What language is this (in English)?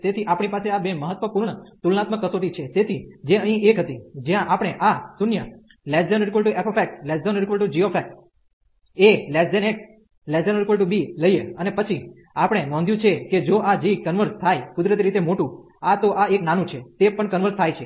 Gujarati